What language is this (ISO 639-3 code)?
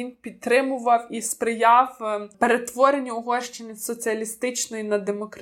ukr